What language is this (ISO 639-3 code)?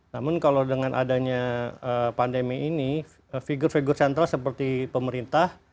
ind